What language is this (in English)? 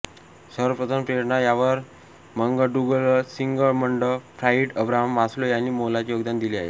Marathi